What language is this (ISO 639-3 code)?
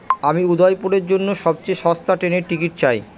ben